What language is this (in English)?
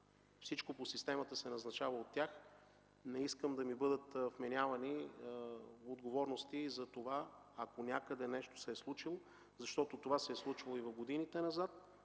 Bulgarian